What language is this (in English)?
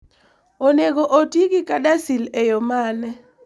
Luo (Kenya and Tanzania)